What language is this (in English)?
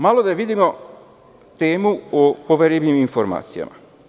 Serbian